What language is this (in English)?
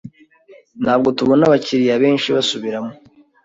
Kinyarwanda